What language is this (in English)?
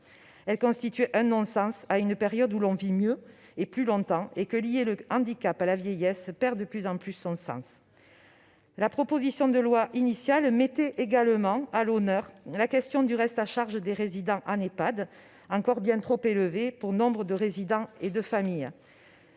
French